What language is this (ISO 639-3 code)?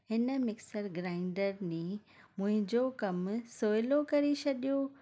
snd